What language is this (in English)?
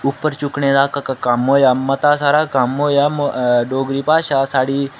Dogri